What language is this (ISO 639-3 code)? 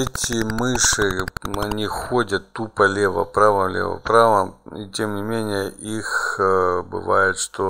rus